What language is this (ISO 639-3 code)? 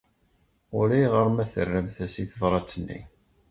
kab